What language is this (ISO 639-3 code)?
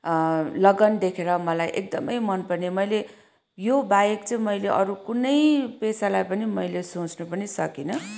nep